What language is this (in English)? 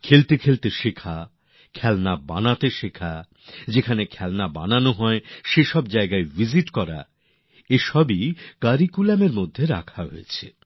Bangla